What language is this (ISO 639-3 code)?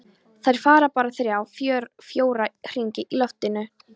isl